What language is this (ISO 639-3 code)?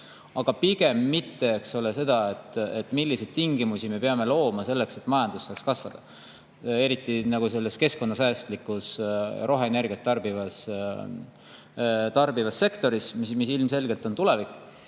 est